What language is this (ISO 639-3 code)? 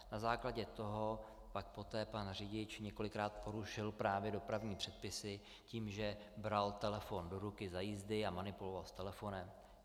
ces